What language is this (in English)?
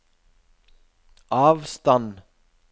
Norwegian